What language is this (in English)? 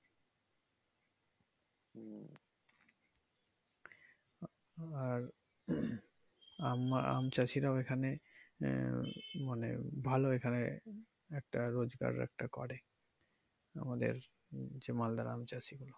Bangla